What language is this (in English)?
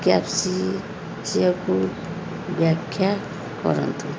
Odia